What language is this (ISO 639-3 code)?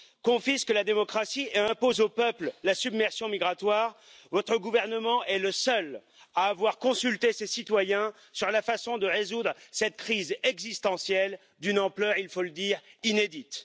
fra